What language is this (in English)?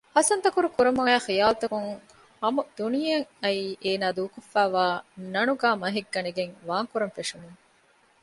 Divehi